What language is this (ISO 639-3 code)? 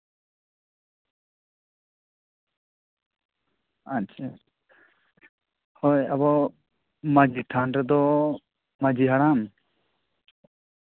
sat